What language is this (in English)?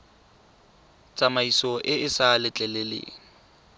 Tswana